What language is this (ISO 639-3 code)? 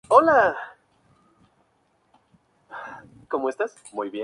spa